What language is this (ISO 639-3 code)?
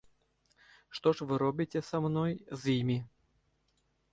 bel